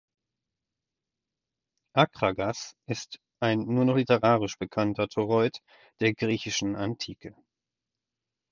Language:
German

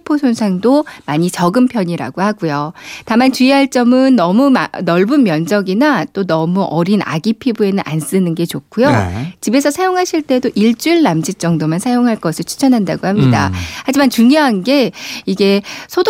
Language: Korean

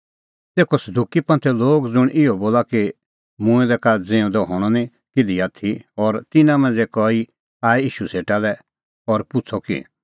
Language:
Kullu Pahari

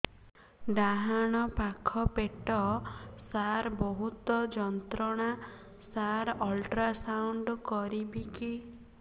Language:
Odia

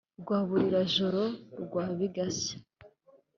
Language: Kinyarwanda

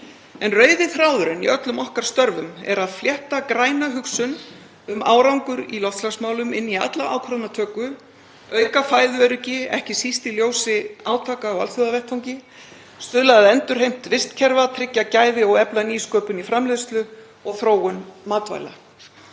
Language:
Icelandic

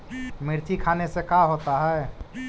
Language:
Magahi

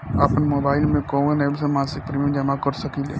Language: Bhojpuri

